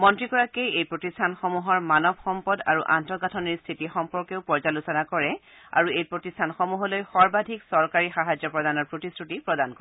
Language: Assamese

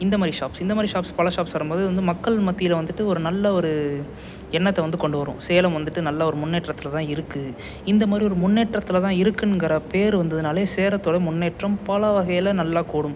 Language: Tamil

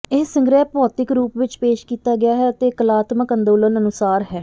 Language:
Punjabi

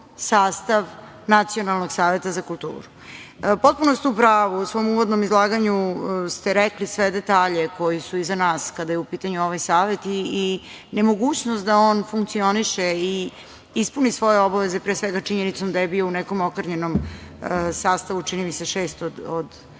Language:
Serbian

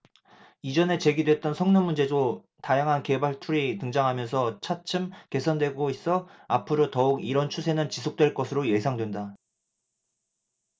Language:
Korean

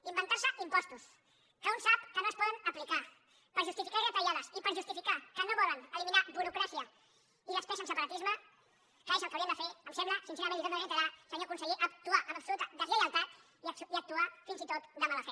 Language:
Catalan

